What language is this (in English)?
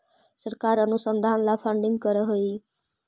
Magahi